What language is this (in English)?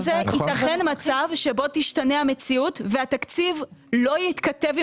Hebrew